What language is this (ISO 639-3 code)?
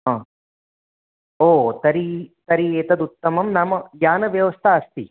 san